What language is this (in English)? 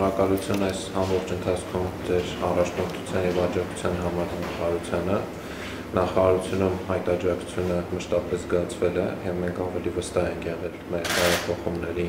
Romanian